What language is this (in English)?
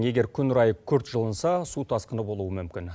Kazakh